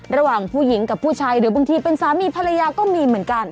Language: Thai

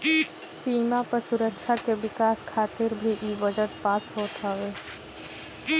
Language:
Bhojpuri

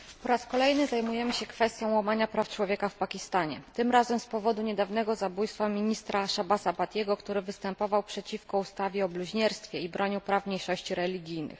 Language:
Polish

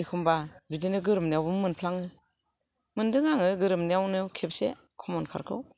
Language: Bodo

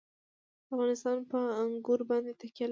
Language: Pashto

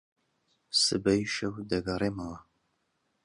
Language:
Central Kurdish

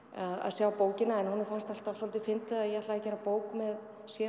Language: Icelandic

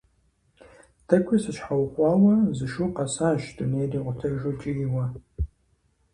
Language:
Kabardian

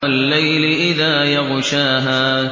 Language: Arabic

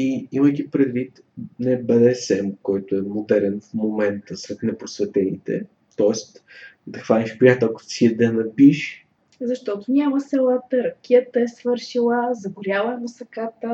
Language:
Bulgarian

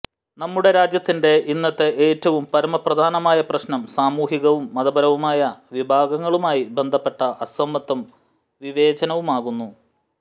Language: Malayalam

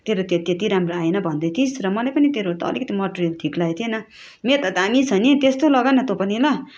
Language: Nepali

